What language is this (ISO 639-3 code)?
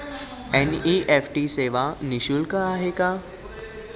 mar